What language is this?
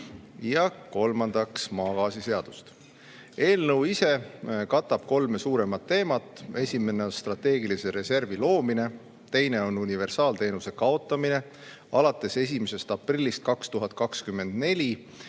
Estonian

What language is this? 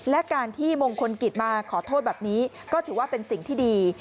Thai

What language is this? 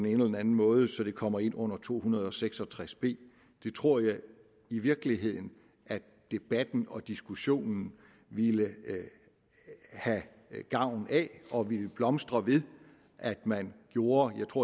Danish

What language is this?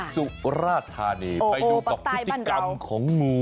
Thai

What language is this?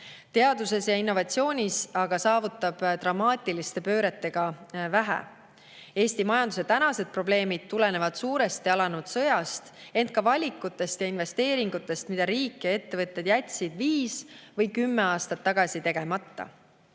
Estonian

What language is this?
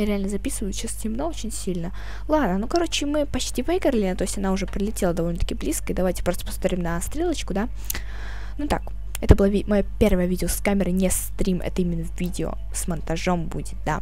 Russian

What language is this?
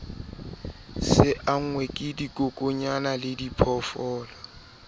Southern Sotho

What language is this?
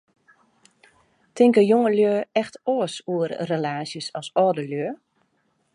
Western Frisian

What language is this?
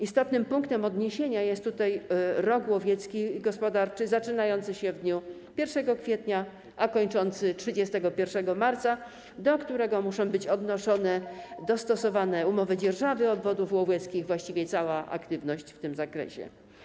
Polish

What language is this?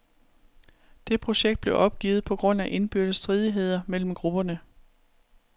Danish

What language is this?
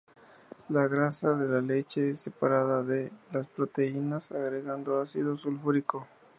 Spanish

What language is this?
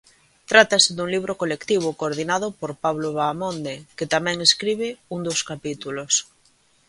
Galician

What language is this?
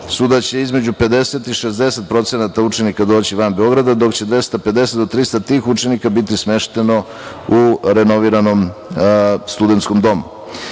Serbian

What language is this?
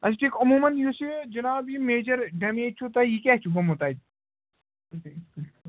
Kashmiri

